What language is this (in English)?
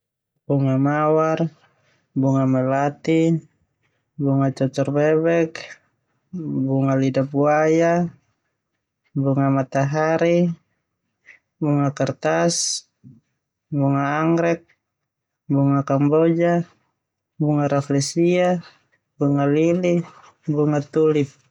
Termanu